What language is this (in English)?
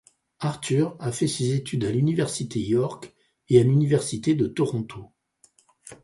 French